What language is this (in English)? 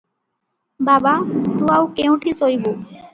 Odia